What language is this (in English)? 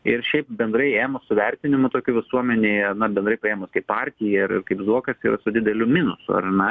Lithuanian